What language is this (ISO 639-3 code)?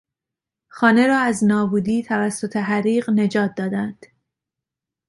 fas